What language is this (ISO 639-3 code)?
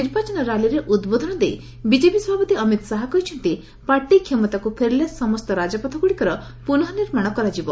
ori